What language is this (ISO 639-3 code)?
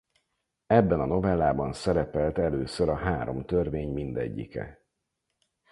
hun